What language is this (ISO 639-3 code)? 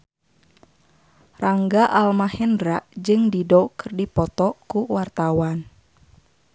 sun